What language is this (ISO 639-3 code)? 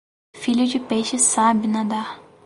por